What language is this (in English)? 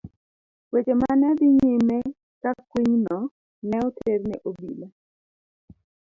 Luo (Kenya and Tanzania)